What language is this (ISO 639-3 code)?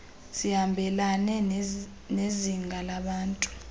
xho